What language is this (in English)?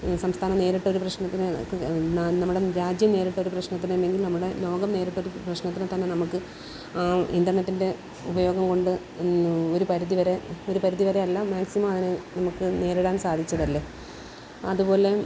Malayalam